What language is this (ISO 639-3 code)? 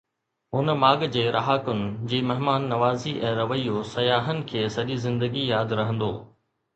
snd